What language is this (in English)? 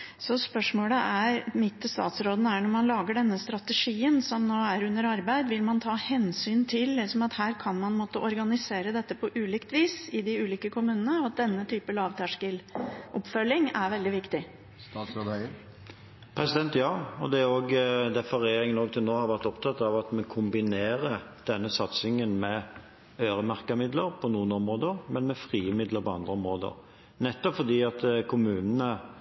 Norwegian Bokmål